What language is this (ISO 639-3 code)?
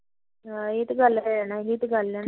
pan